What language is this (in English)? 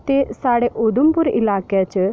Dogri